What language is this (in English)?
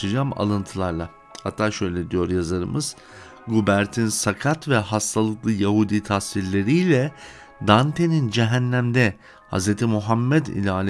Turkish